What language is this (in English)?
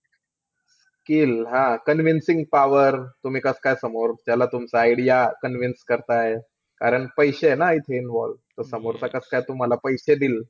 Marathi